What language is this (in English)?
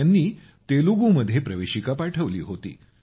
Marathi